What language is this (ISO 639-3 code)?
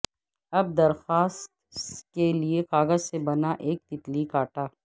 urd